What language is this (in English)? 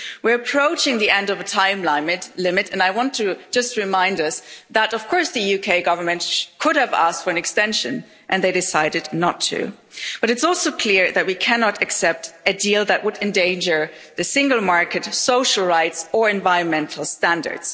English